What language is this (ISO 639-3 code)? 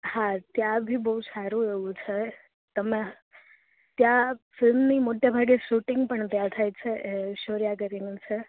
guj